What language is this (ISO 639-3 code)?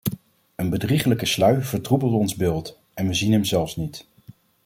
nld